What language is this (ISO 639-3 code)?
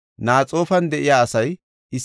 gof